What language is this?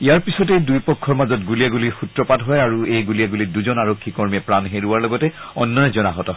Assamese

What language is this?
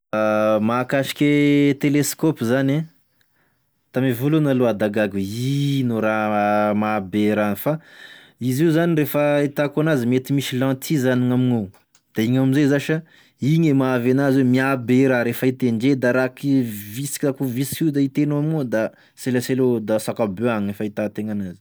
Tesaka Malagasy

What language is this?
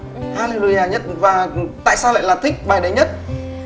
Vietnamese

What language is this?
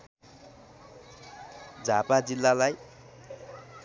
Nepali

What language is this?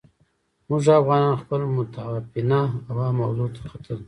Pashto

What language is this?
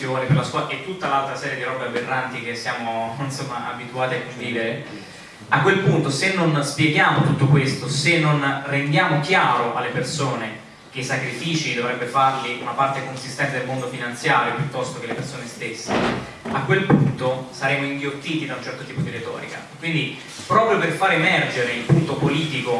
Italian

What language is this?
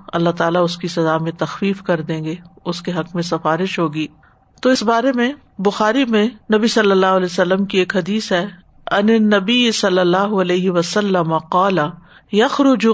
Urdu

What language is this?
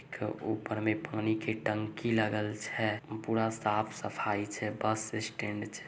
Magahi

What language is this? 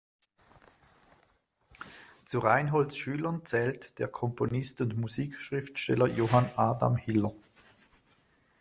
German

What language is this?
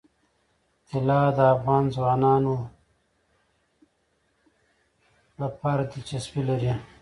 Pashto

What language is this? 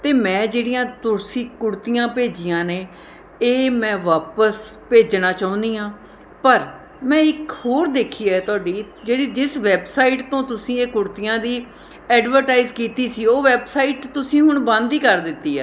Punjabi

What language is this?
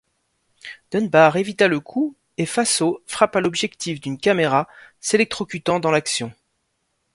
French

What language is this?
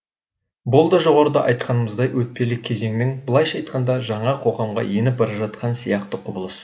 Kazakh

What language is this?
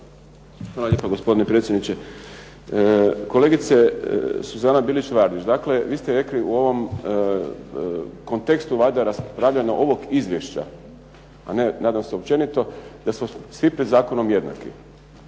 Croatian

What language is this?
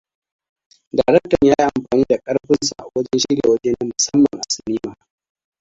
Hausa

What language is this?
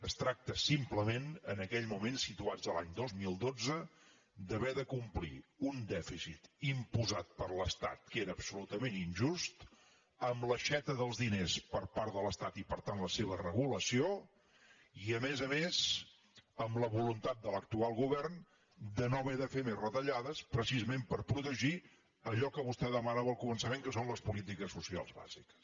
Catalan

